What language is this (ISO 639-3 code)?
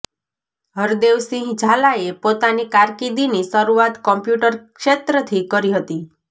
guj